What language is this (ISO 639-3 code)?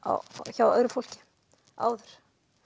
isl